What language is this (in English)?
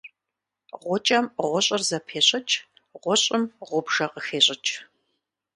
Kabardian